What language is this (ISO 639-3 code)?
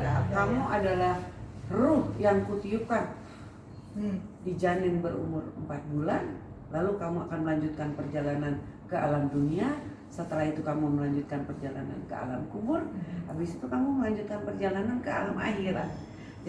ind